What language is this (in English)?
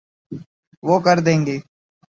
Urdu